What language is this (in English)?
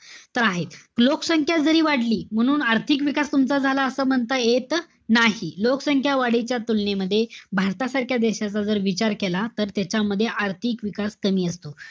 Marathi